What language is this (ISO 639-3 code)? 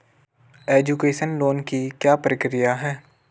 hin